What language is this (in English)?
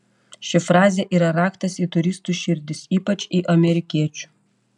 Lithuanian